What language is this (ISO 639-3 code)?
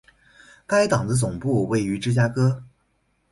zho